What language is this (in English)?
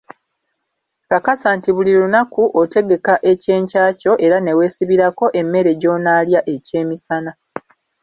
Ganda